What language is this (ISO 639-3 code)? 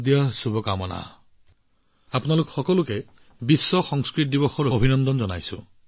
asm